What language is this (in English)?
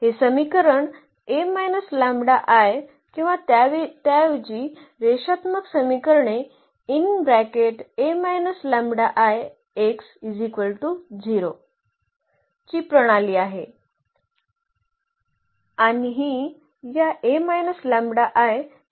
Marathi